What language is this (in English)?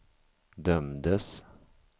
Swedish